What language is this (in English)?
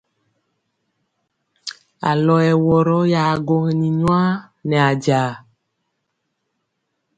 Mpiemo